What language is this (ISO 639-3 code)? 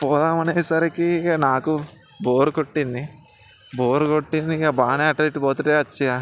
tel